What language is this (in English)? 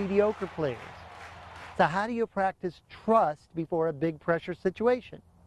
English